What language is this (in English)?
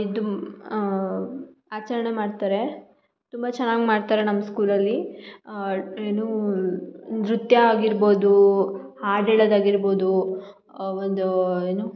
Kannada